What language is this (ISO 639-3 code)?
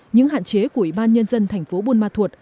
vie